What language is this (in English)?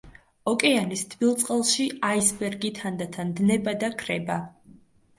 Georgian